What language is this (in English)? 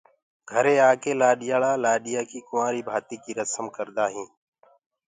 Gurgula